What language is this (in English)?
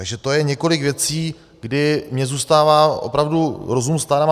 Czech